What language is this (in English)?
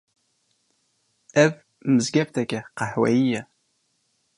Kurdish